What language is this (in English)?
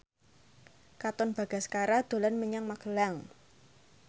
Javanese